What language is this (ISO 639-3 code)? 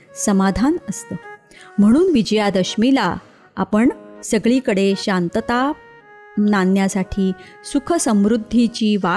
mar